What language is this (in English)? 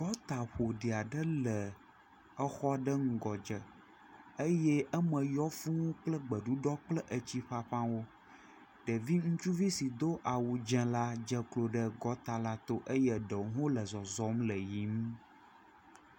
Ewe